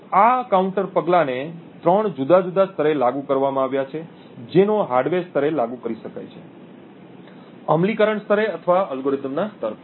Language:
Gujarati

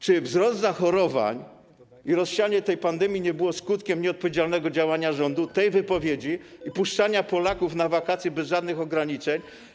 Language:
Polish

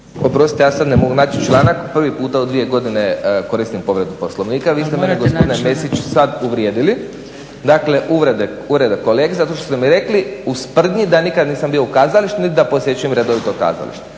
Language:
Croatian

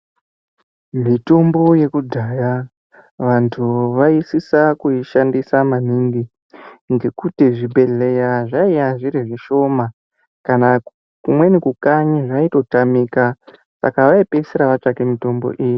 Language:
Ndau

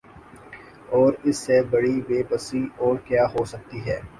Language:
Urdu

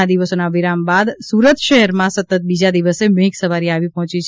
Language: Gujarati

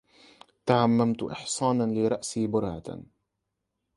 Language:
Arabic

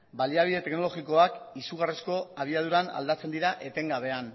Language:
Basque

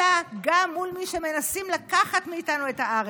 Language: Hebrew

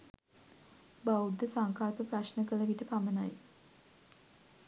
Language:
Sinhala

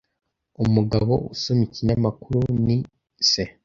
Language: Kinyarwanda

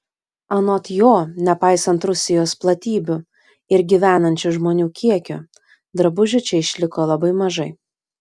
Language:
Lithuanian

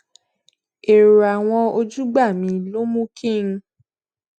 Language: Yoruba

